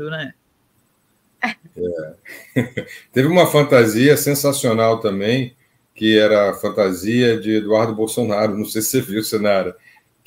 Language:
Portuguese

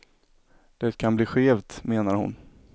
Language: Swedish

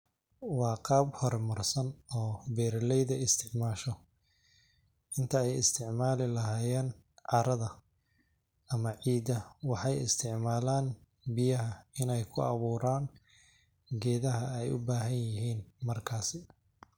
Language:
Somali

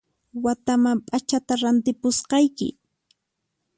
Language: Puno Quechua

